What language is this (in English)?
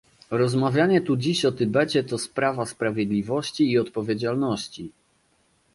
Polish